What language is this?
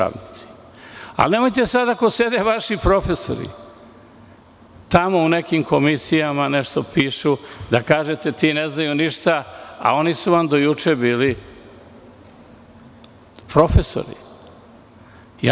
Serbian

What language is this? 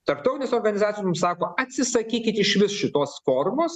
Lithuanian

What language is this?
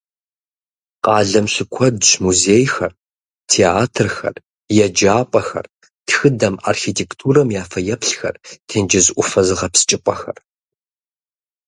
Kabardian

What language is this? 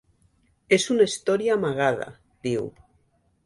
Catalan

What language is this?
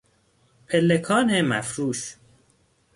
Persian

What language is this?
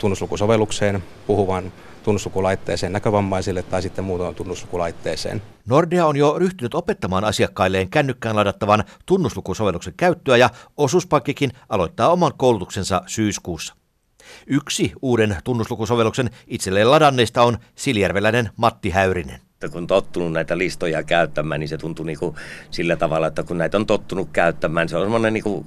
Finnish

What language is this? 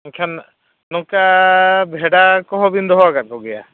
Santali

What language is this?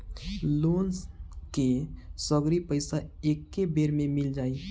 Bhojpuri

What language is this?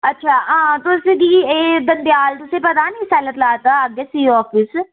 Dogri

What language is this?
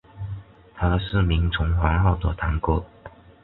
Chinese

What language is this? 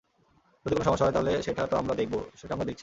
Bangla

